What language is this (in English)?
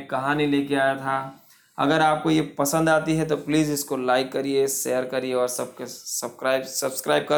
Hindi